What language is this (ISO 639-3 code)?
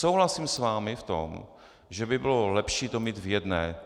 ces